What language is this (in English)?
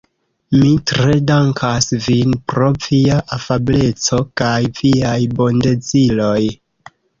Esperanto